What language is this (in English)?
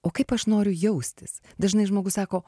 Lithuanian